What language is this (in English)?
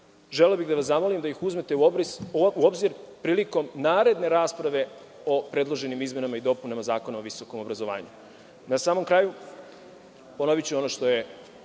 Serbian